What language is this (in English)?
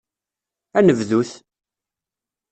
Kabyle